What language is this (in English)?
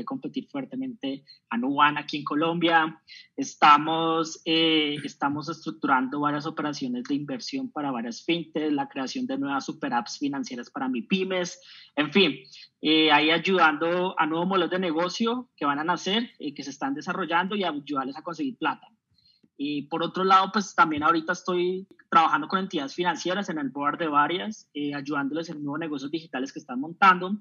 Spanish